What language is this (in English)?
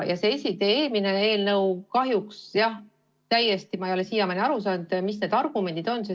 Estonian